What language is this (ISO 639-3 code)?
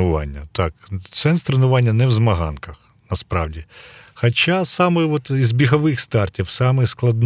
ukr